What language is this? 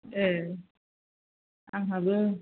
Bodo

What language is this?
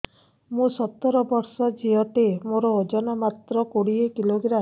Odia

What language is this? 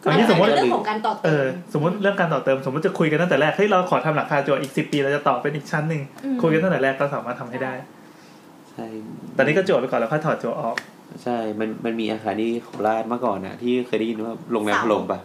Thai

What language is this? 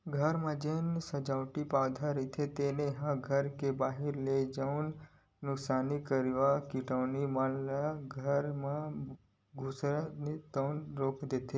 Chhattisgarhi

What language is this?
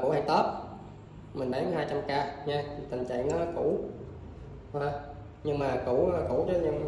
Vietnamese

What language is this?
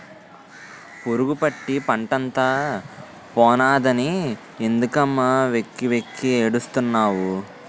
Telugu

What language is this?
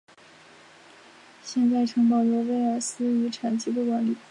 Chinese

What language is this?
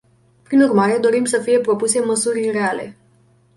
Romanian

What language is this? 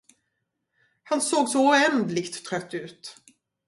Swedish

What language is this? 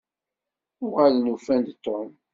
Kabyle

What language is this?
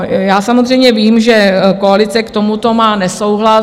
Czech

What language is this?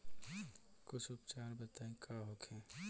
Bhojpuri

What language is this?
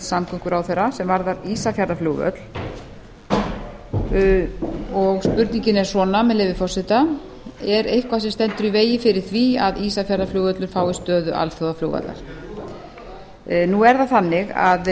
Icelandic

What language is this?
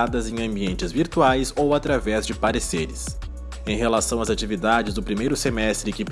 Portuguese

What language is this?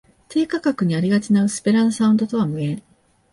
Japanese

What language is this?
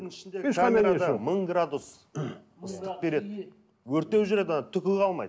Kazakh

